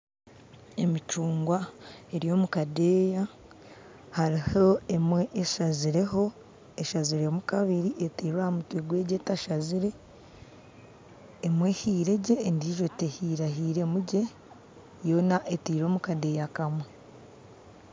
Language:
Nyankole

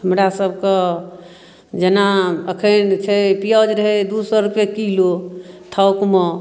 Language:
Maithili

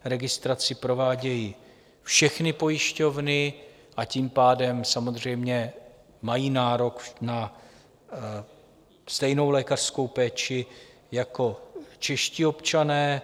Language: Czech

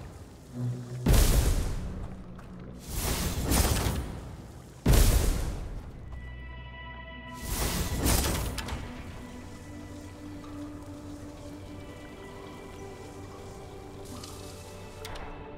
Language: Japanese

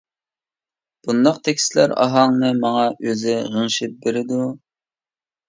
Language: Uyghur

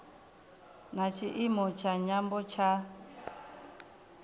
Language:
Venda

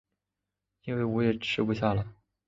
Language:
Chinese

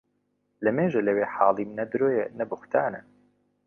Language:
Central Kurdish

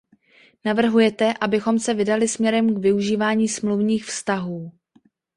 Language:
Czech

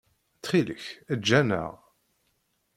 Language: Kabyle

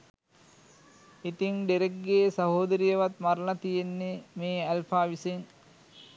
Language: Sinhala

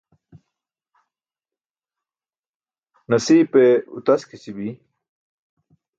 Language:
Burushaski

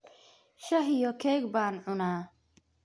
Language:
Somali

